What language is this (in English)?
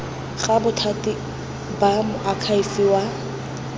Tswana